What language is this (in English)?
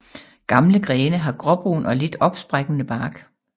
Danish